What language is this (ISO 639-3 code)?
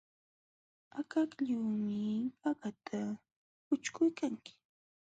qxw